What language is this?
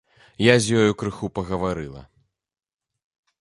Belarusian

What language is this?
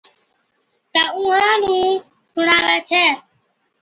Od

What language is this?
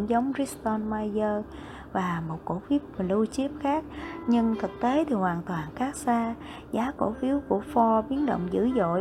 Vietnamese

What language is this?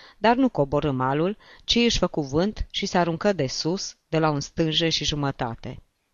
Romanian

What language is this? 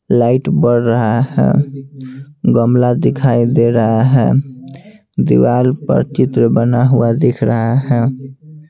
Hindi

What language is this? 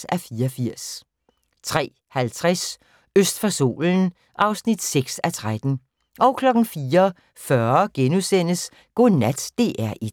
Danish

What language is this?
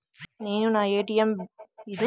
Telugu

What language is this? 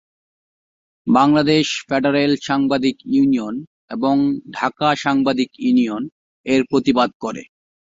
Bangla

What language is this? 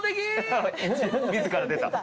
Japanese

